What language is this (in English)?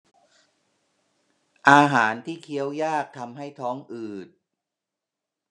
Thai